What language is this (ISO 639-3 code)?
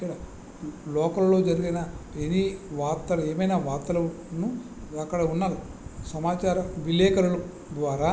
tel